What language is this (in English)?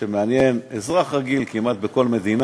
Hebrew